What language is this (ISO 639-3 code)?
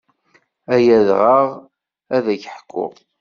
kab